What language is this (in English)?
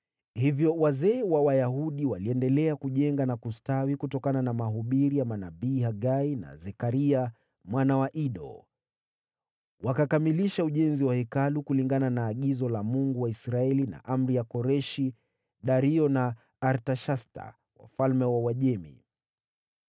Swahili